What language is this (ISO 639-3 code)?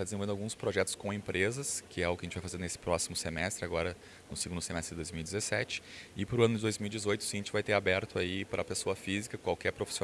por